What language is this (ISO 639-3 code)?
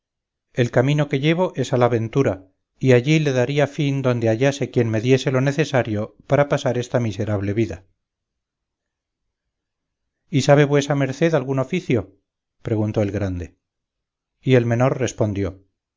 spa